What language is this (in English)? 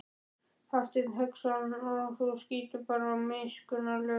Icelandic